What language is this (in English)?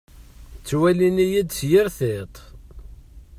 Kabyle